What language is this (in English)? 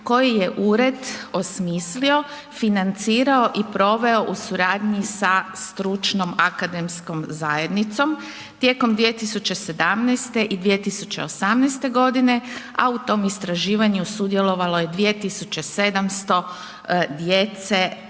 Croatian